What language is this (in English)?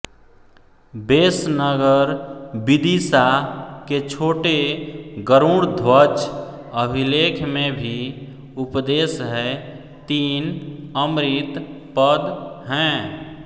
Hindi